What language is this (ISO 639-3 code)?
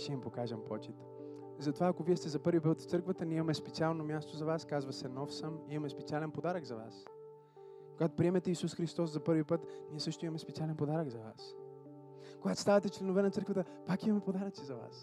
bul